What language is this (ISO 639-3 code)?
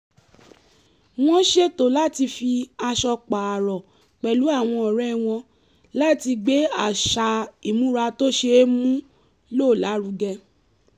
yor